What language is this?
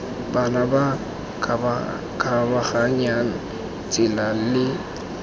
Tswana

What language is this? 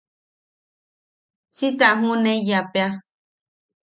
Yaqui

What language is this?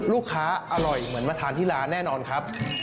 Thai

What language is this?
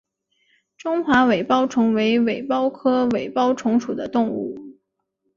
Chinese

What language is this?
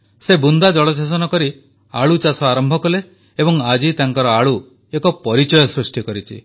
Odia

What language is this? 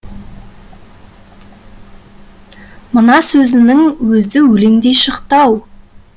Kazakh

